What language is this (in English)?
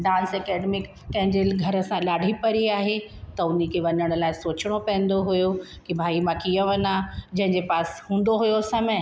Sindhi